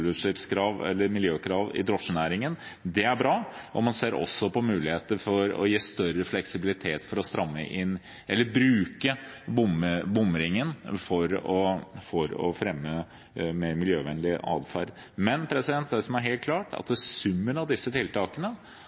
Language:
Norwegian Bokmål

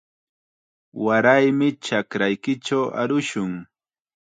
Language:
Chiquián Ancash Quechua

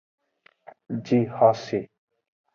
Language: Aja (Benin)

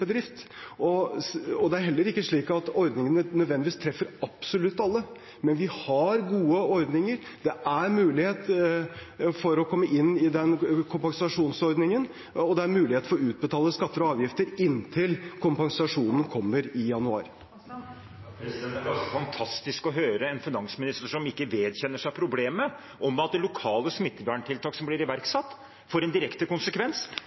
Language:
Norwegian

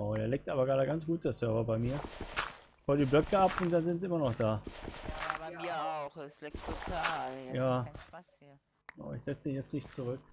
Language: German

